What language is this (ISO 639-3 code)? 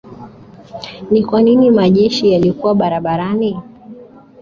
swa